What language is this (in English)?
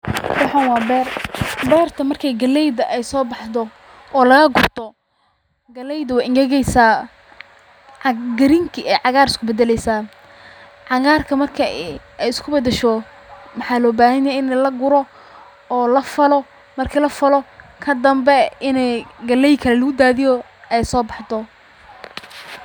Somali